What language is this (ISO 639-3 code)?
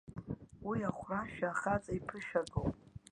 abk